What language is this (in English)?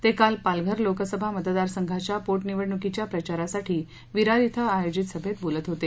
Marathi